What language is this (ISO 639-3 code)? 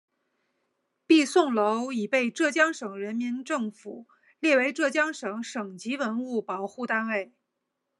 zho